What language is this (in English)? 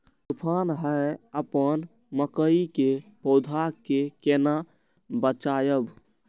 Maithili